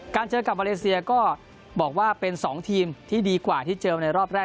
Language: Thai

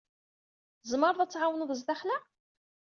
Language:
Kabyle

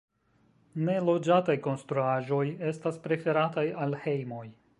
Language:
Esperanto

